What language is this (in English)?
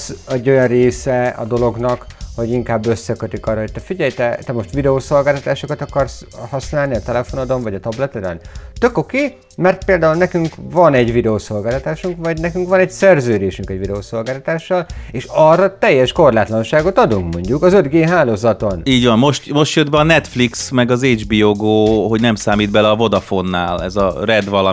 Hungarian